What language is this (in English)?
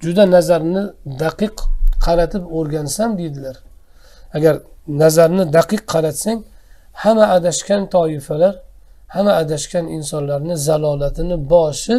Turkish